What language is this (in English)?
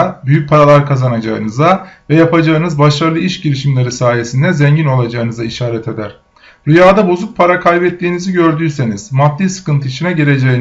Turkish